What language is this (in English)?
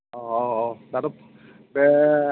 Bodo